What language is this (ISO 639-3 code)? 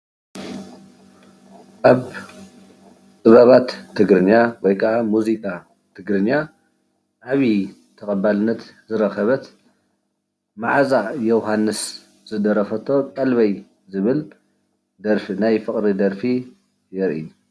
tir